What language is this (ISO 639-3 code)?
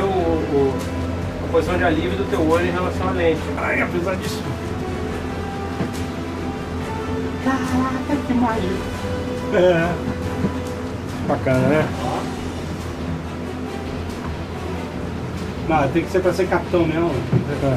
por